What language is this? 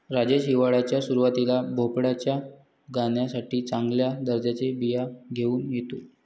Marathi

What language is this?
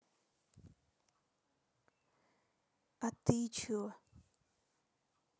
Russian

